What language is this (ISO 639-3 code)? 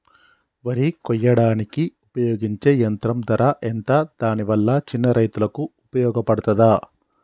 tel